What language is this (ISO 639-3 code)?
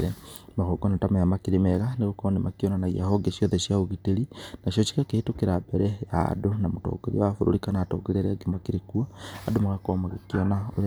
kik